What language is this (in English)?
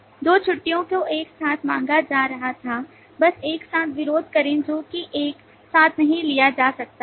Hindi